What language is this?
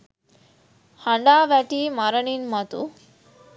Sinhala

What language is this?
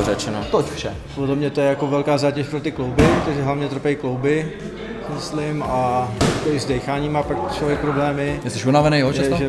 Czech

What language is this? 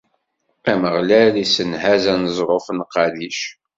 Kabyle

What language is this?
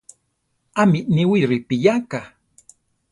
Central Tarahumara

